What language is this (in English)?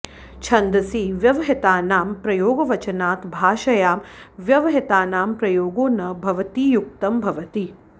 Sanskrit